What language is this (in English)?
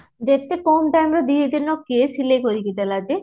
Odia